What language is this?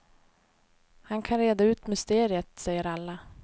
Swedish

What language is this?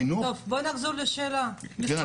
Hebrew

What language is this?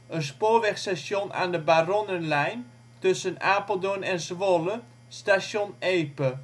Dutch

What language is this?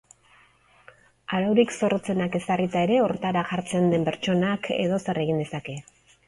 Basque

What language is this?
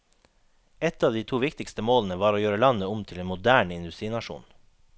Norwegian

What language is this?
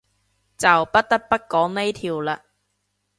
Cantonese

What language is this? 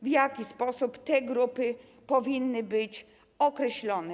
Polish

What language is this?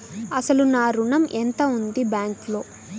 Telugu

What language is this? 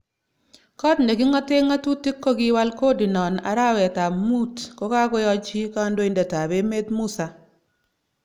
Kalenjin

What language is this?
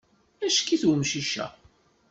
Kabyle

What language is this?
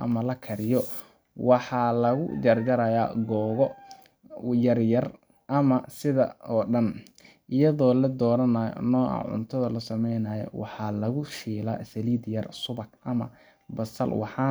Somali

